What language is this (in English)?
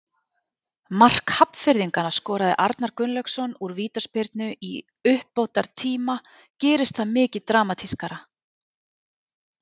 Icelandic